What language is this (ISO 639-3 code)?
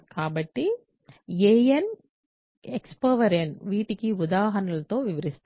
tel